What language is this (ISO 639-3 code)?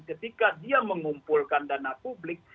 ind